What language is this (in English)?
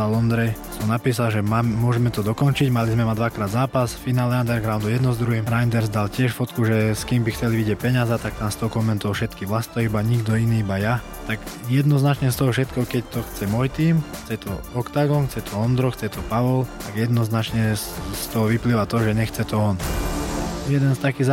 Slovak